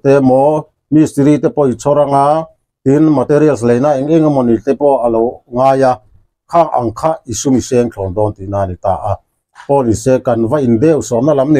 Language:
Thai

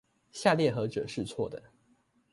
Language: Chinese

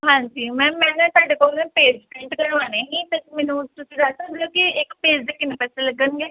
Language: Punjabi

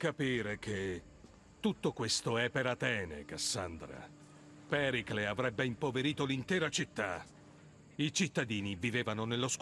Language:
Italian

